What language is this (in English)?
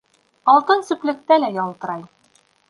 Bashkir